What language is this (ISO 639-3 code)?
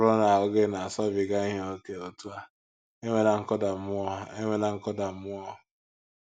ibo